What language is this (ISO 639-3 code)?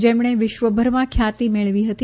guj